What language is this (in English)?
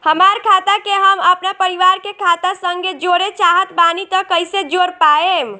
Bhojpuri